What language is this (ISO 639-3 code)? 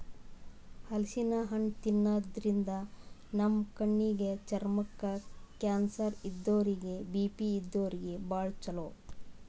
kan